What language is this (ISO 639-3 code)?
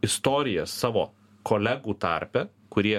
lit